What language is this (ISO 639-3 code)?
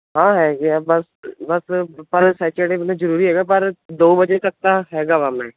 pan